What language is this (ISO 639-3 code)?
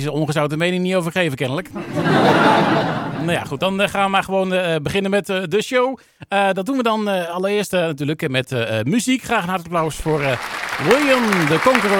nld